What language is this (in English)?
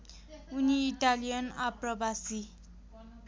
Nepali